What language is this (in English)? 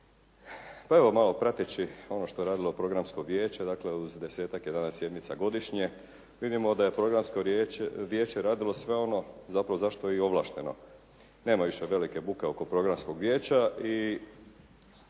Croatian